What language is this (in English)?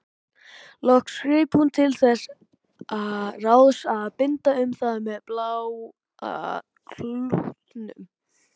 Icelandic